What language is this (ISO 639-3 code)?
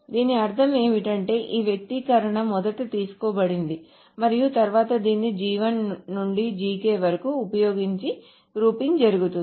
tel